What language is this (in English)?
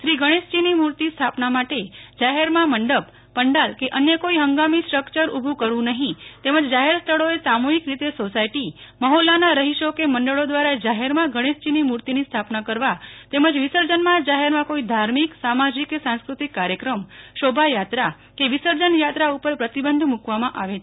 Gujarati